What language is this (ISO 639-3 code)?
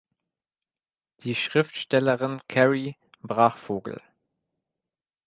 deu